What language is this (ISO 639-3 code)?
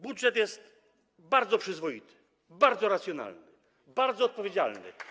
pol